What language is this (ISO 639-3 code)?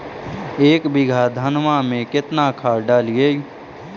mag